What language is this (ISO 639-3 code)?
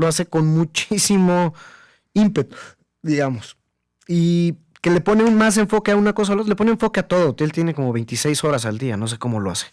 spa